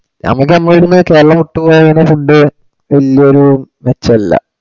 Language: Malayalam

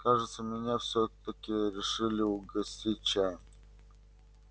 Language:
Russian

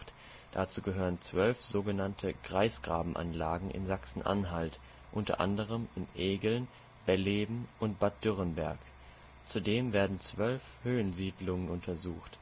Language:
German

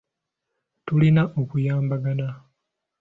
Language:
Ganda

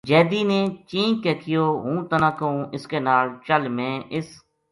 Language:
Gujari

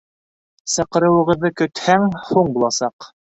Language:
Bashkir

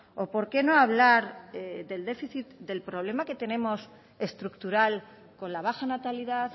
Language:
Spanish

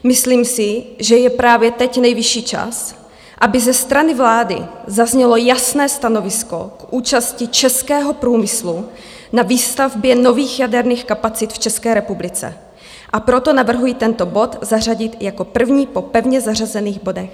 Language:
Czech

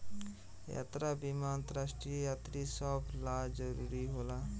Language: Bhojpuri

